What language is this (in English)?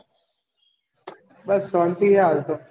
Gujarati